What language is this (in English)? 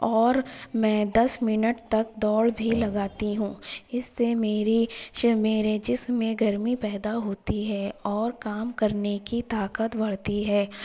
Urdu